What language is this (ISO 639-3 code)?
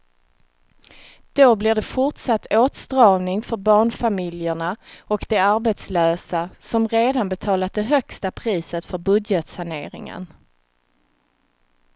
swe